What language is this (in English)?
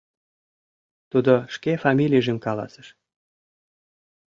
Mari